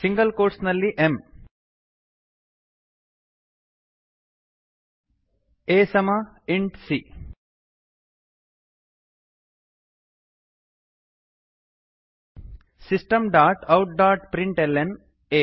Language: Kannada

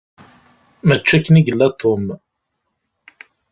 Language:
Kabyle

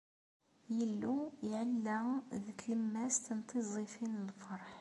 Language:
Kabyle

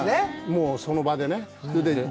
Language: Japanese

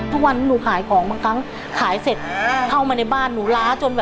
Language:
Thai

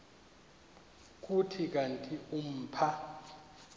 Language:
Xhosa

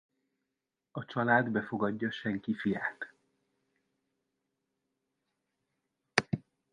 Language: Hungarian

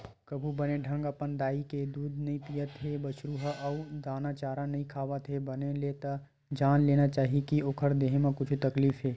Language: Chhattisgarhi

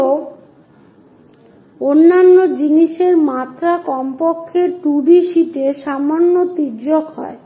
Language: Bangla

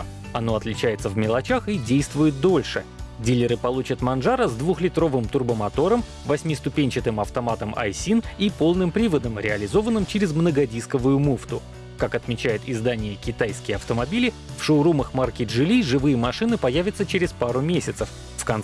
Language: Russian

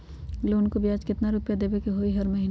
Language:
Magahi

